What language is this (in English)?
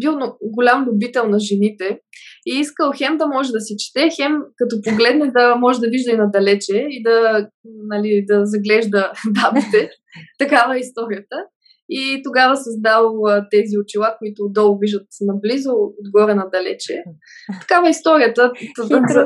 Bulgarian